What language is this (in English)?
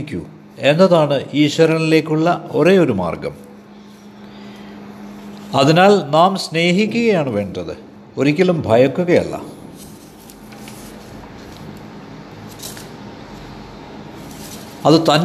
Malayalam